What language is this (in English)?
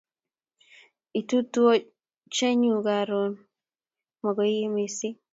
Kalenjin